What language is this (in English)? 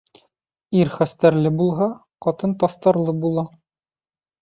Bashkir